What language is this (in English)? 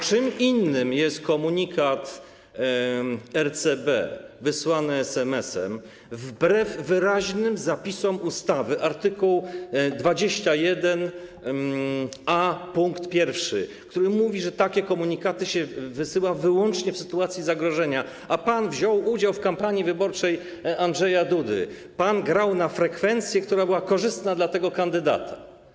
Polish